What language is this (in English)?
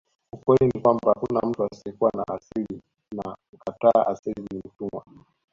Swahili